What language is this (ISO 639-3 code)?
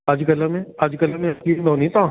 snd